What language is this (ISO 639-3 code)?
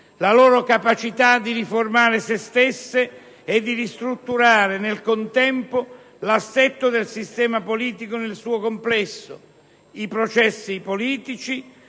ita